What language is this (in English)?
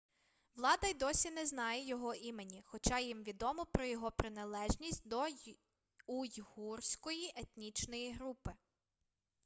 Ukrainian